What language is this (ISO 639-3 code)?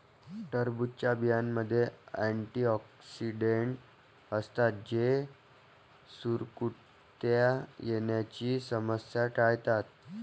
mar